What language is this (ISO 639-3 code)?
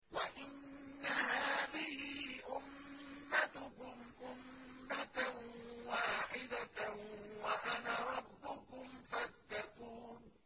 ara